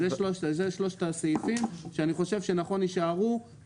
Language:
Hebrew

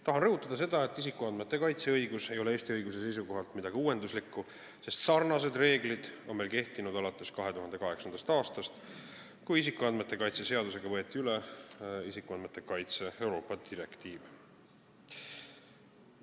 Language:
Estonian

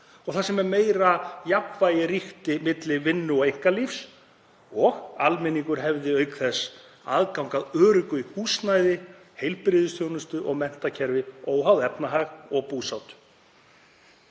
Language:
Icelandic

